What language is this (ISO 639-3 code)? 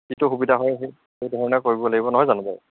asm